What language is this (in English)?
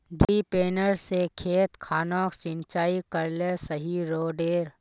Magahi